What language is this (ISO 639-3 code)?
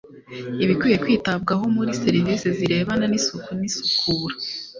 kin